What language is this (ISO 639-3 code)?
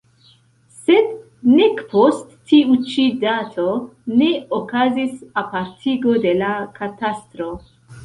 epo